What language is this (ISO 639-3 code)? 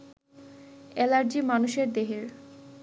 ben